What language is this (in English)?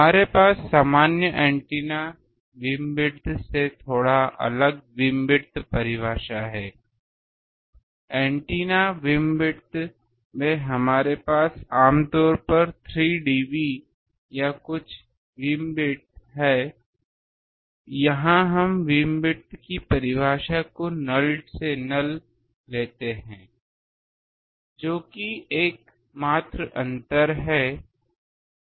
Hindi